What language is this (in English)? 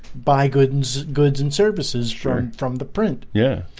English